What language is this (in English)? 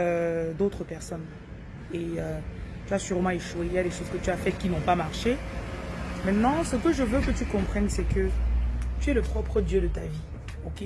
French